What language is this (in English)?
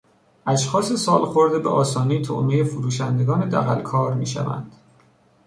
Persian